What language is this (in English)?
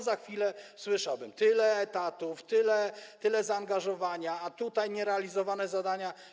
Polish